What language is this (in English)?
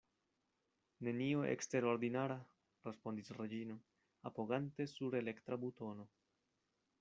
Esperanto